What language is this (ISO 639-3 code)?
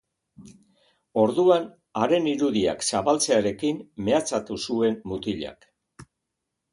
eus